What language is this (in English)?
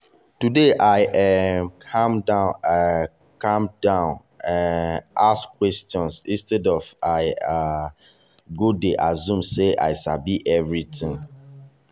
Nigerian Pidgin